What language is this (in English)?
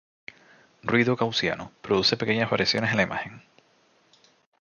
Spanish